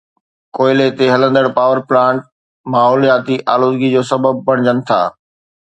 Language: Sindhi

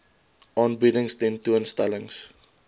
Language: Afrikaans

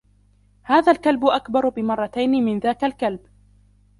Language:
Arabic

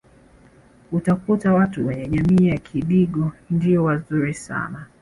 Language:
Swahili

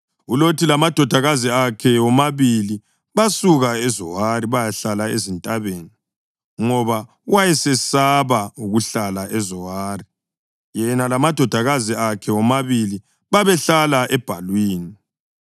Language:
North Ndebele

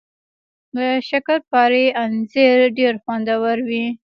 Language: Pashto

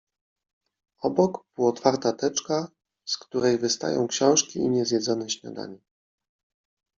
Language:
Polish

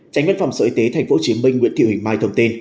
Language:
Vietnamese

